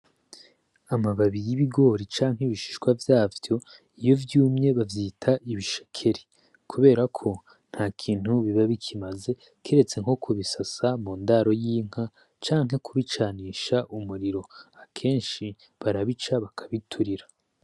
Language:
Rundi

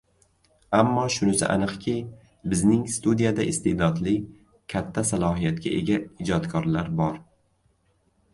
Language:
Uzbek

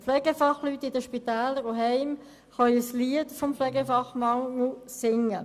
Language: Swiss German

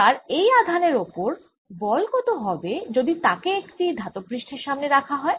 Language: Bangla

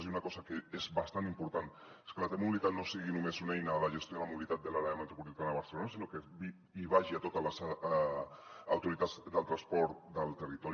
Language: Catalan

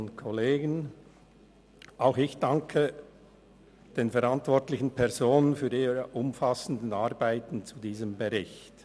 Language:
Swiss German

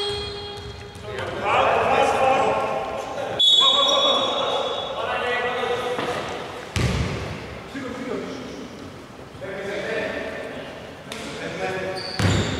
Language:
Greek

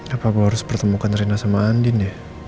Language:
Indonesian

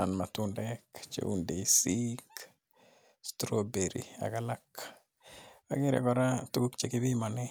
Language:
Kalenjin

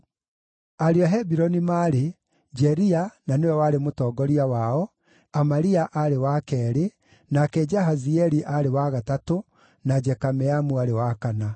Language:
Kikuyu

